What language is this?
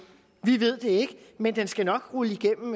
Danish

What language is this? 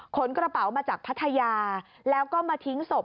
Thai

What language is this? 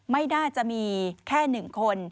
Thai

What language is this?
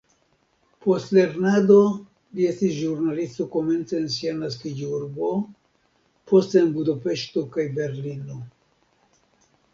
Esperanto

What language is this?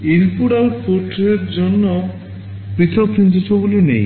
Bangla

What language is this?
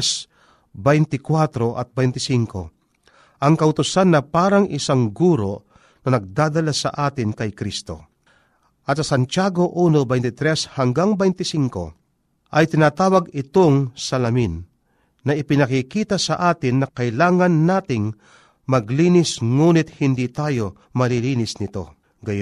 Filipino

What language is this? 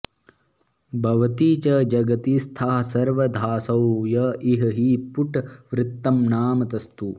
Sanskrit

